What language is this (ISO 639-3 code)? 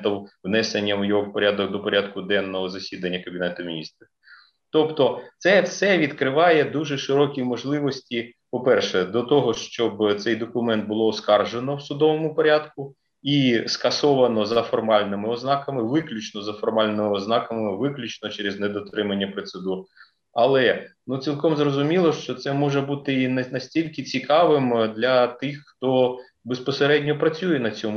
ukr